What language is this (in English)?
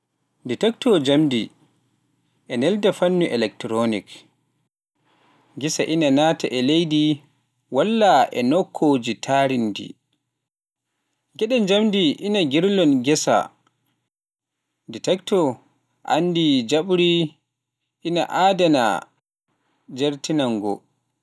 Pular